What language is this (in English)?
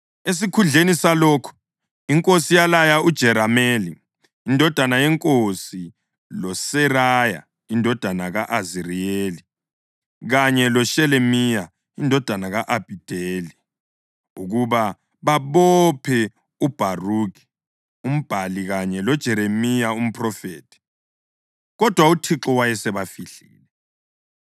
North Ndebele